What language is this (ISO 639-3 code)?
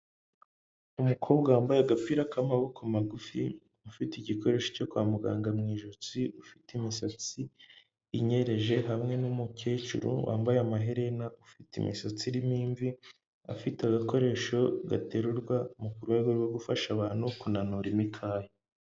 kin